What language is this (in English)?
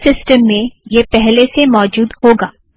Hindi